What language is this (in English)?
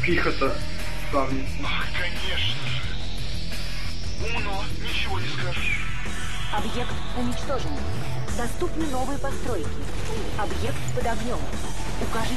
Russian